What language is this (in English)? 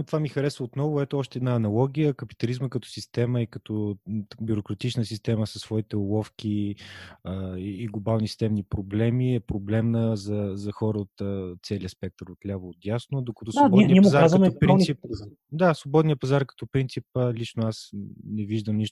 Bulgarian